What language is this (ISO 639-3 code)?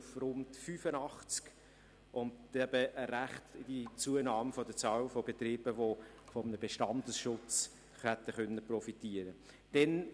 gsw